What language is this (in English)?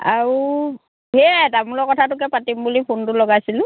Assamese